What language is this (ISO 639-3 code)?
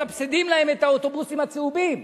heb